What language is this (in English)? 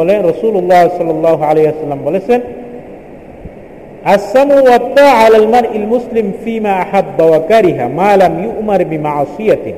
Bangla